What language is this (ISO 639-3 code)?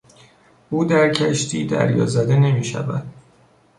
fas